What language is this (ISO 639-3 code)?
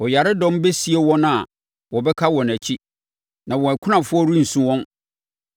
aka